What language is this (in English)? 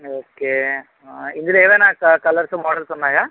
Telugu